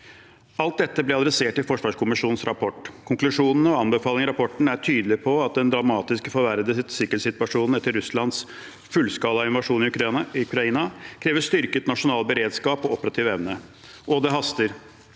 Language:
Norwegian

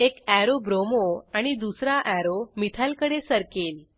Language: Marathi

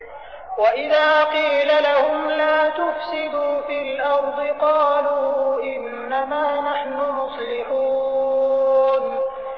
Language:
Arabic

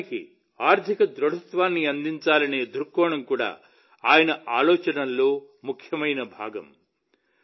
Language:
Telugu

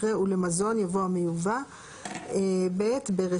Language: Hebrew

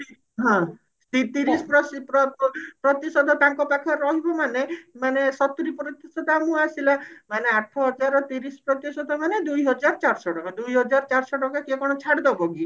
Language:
Odia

